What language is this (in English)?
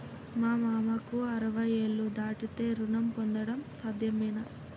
Telugu